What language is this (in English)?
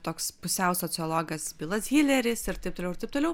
Lithuanian